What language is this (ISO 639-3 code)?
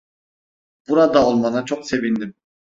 tur